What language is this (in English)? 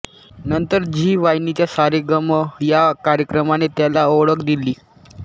Marathi